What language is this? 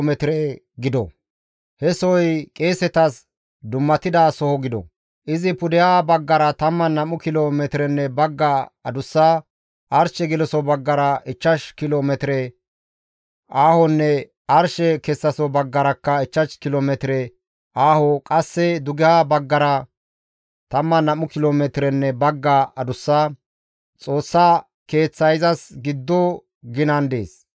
Gamo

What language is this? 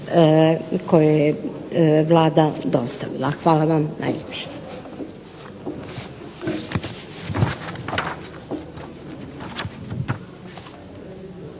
Croatian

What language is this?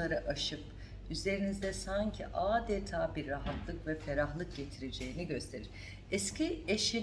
Turkish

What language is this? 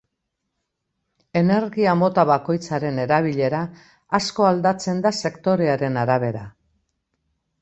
Basque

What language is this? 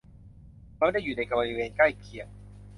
Thai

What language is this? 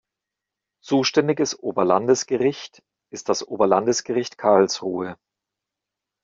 German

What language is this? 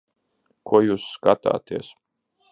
Latvian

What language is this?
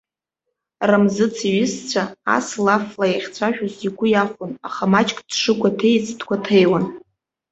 Abkhazian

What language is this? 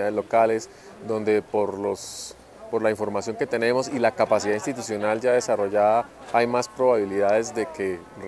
Spanish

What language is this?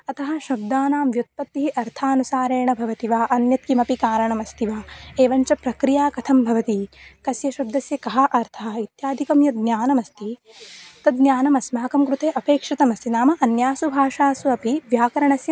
Sanskrit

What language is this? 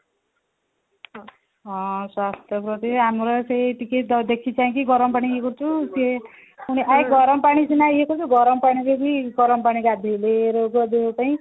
Odia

